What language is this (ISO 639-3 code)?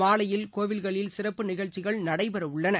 tam